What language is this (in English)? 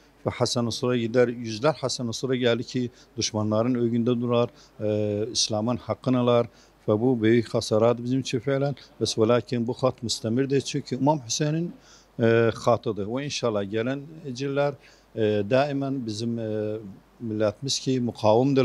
Turkish